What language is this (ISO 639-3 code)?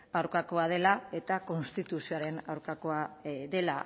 eus